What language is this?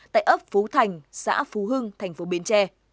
Vietnamese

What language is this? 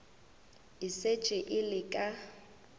Northern Sotho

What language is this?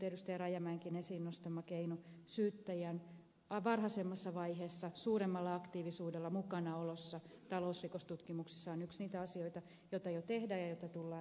Finnish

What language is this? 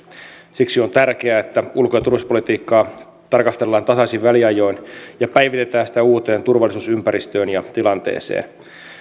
Finnish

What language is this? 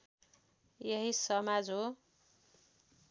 Nepali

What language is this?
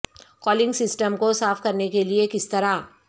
Urdu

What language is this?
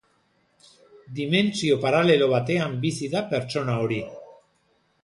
Basque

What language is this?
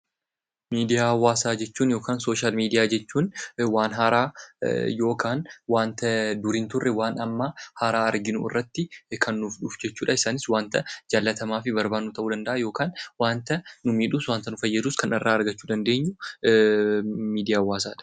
Oromo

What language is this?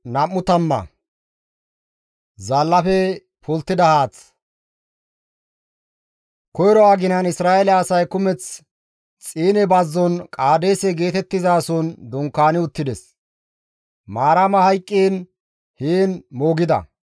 Gamo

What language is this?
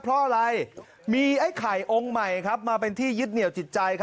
Thai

